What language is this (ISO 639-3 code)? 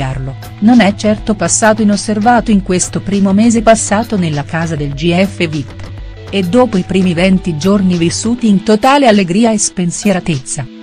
ita